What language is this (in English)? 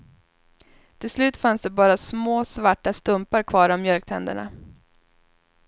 Swedish